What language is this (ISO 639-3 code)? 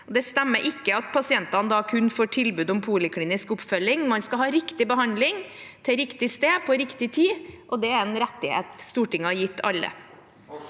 nor